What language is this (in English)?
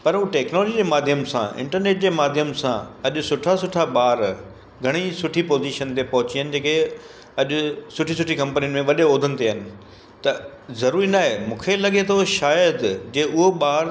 Sindhi